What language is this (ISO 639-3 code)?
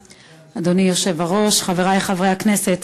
heb